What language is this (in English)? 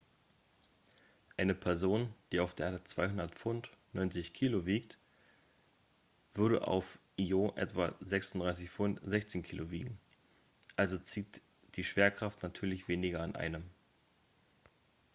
German